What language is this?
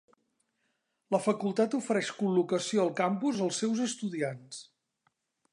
Catalan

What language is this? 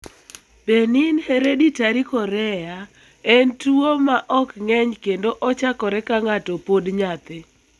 Luo (Kenya and Tanzania)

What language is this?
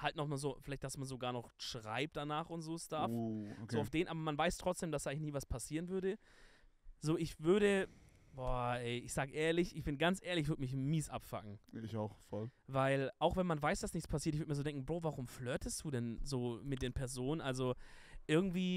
German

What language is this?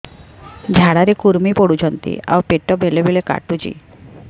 Odia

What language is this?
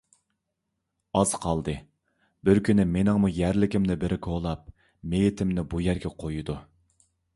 Uyghur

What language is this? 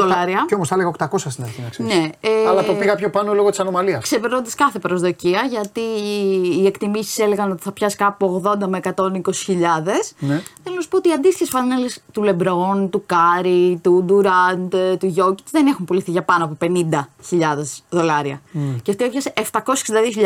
Greek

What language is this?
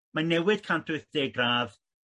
Welsh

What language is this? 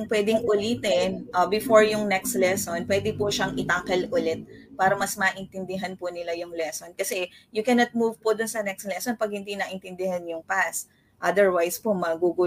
Filipino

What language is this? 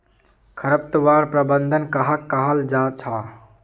Magahi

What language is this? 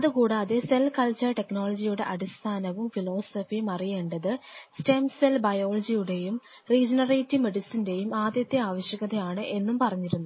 Malayalam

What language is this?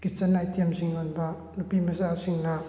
Manipuri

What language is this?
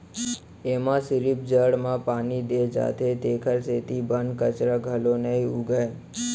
Chhattisgarhi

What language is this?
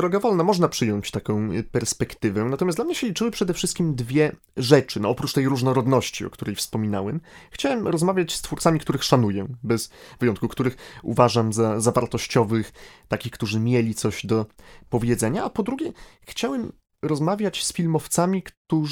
Polish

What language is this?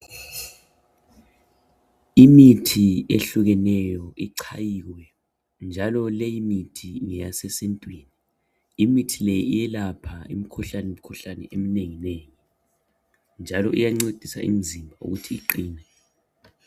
North Ndebele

